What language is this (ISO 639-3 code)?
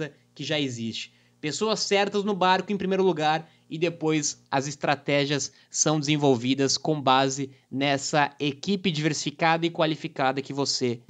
por